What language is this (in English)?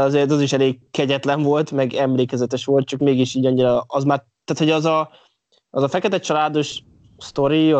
Hungarian